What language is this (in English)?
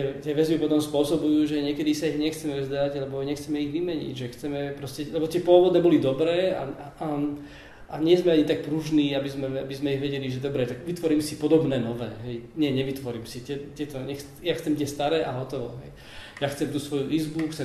Slovak